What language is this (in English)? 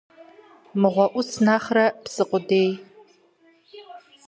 Kabardian